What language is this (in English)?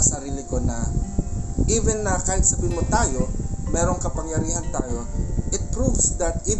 Filipino